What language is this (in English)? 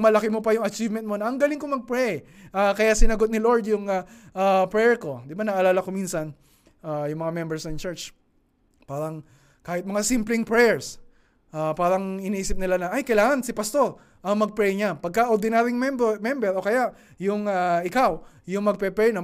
Filipino